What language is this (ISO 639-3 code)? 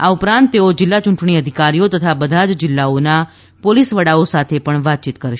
guj